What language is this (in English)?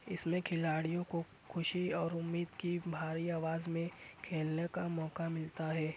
Urdu